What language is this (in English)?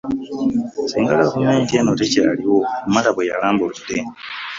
Ganda